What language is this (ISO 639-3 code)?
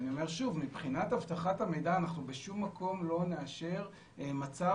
heb